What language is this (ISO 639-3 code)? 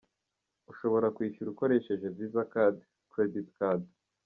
kin